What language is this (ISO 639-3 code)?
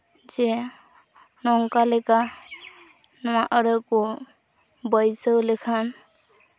sat